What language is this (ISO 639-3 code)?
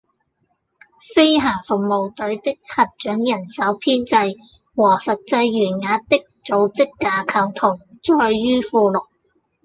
yue